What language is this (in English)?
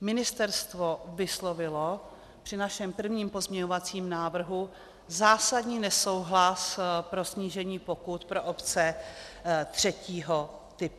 Czech